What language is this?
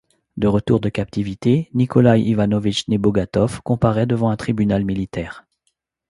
French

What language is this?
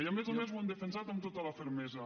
Catalan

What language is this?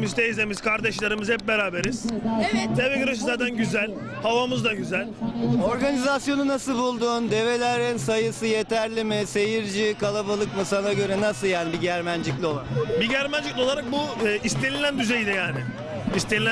Turkish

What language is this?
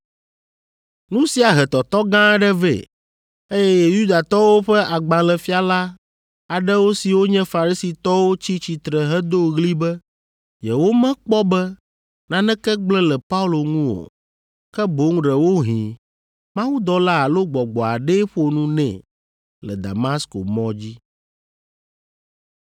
Ewe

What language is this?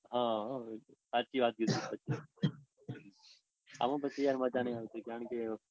Gujarati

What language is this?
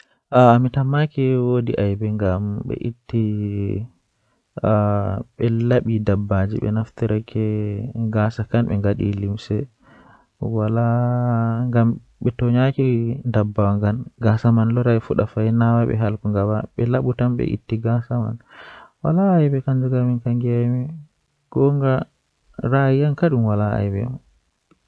Western Niger Fulfulde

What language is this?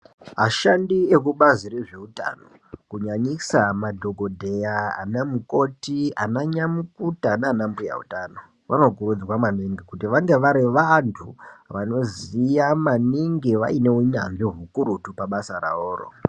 Ndau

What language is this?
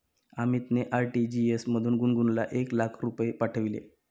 Marathi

